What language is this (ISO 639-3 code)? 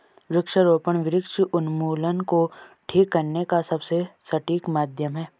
hin